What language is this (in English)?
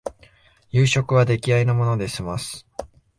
Japanese